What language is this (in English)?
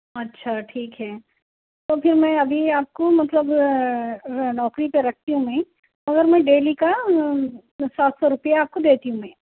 Urdu